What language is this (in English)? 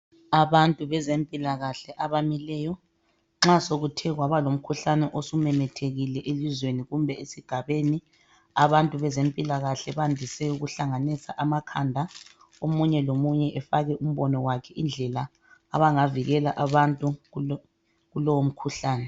North Ndebele